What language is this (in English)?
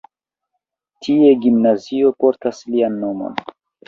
Esperanto